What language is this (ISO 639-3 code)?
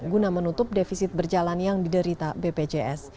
ind